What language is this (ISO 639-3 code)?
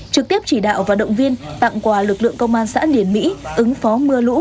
vie